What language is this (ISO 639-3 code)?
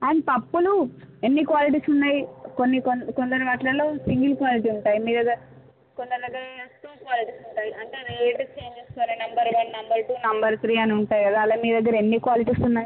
tel